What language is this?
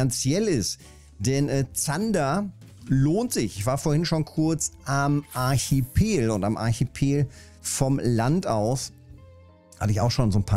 German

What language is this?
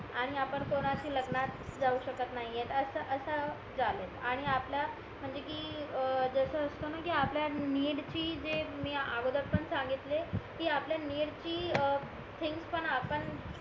Marathi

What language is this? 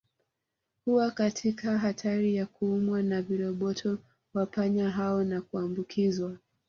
Swahili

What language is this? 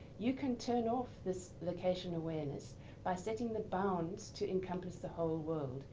English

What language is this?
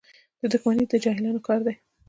Pashto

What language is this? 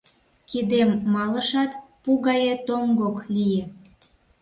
Mari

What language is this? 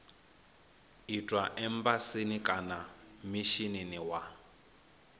Venda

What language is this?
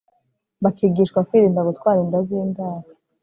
Kinyarwanda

